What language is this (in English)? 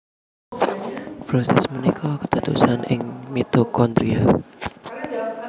Javanese